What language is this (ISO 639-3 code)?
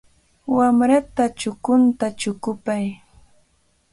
qvl